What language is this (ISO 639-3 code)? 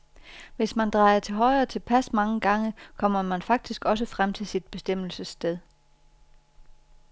dan